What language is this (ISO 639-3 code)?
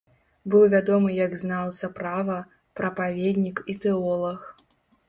bel